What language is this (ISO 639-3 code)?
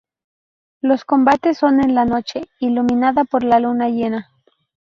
spa